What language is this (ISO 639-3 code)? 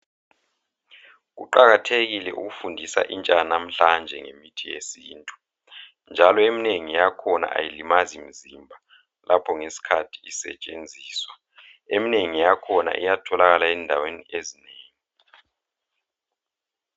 nde